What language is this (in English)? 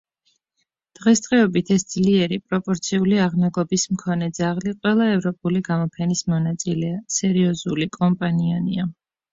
Georgian